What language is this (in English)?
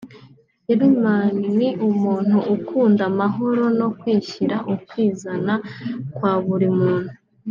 Kinyarwanda